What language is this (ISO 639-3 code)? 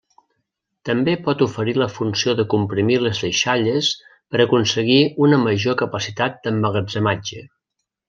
cat